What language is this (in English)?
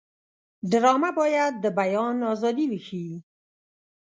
Pashto